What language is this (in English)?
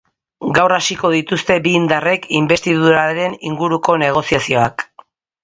Basque